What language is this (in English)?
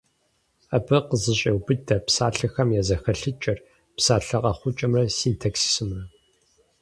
Kabardian